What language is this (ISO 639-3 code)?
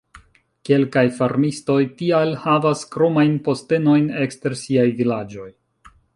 epo